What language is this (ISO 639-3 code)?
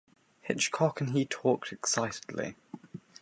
eng